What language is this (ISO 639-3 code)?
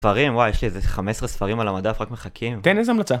heb